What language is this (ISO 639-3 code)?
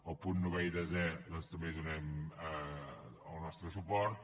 cat